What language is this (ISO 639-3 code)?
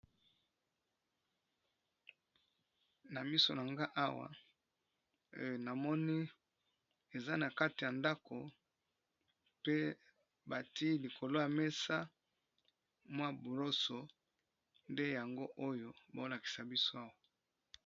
lin